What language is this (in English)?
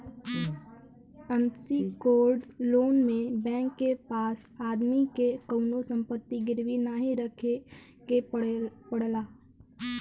Bhojpuri